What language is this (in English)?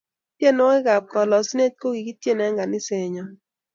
Kalenjin